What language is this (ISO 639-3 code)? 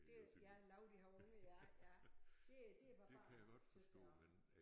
dan